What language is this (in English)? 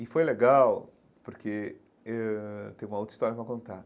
Portuguese